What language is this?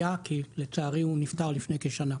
Hebrew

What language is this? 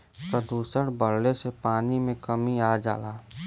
Bhojpuri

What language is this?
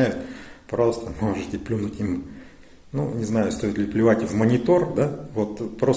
Russian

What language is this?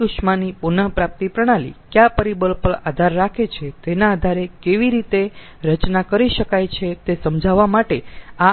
Gujarati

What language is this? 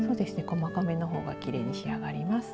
Japanese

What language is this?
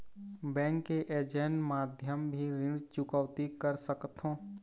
Chhattisgarhi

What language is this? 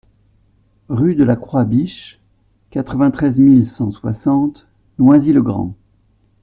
French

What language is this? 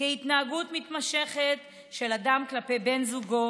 Hebrew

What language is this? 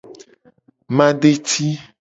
Gen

